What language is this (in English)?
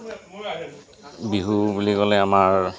Assamese